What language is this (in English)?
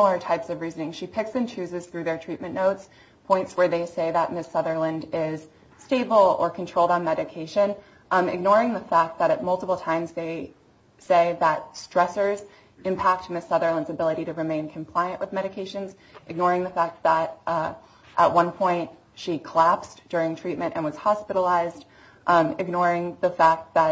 English